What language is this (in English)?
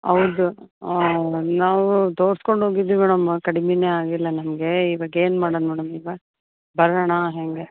Kannada